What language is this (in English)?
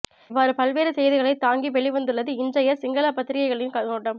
Tamil